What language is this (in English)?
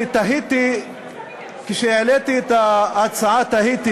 Hebrew